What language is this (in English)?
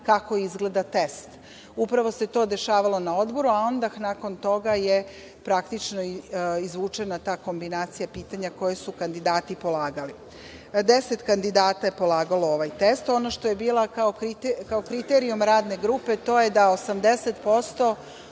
Serbian